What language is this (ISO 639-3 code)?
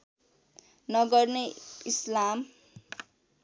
nep